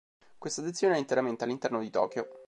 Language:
Italian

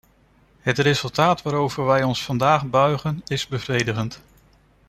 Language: Dutch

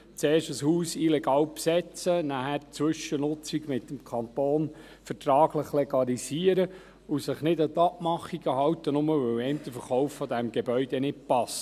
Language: Swiss German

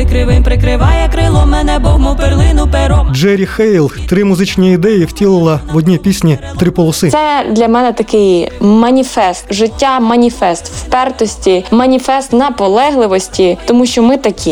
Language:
Ukrainian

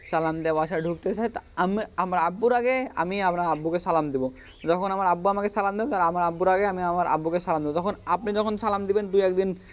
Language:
Bangla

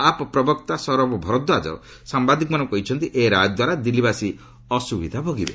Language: Odia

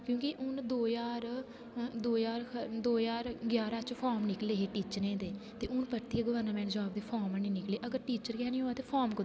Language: Dogri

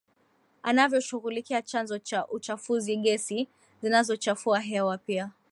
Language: Swahili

